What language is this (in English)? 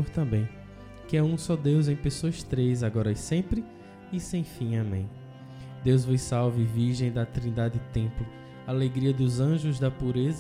Portuguese